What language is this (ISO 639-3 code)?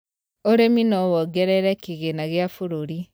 kik